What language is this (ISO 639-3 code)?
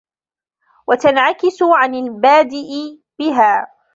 ara